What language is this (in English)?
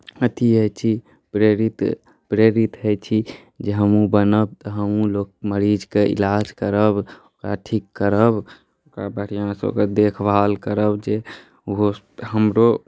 Maithili